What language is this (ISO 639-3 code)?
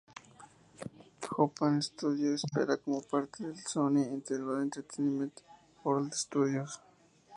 spa